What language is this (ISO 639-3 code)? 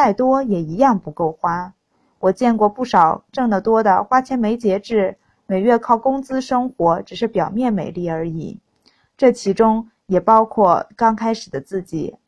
zho